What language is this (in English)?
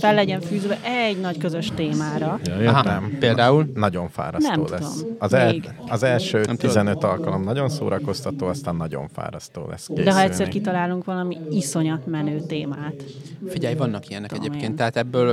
Hungarian